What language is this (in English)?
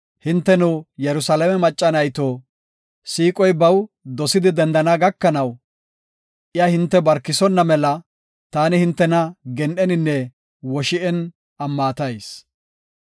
Gofa